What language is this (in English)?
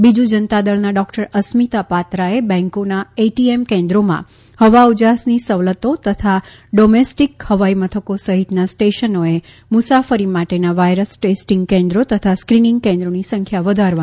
Gujarati